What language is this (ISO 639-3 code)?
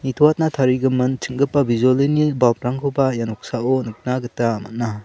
grt